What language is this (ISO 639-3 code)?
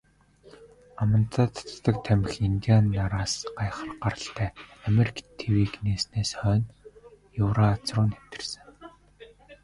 mon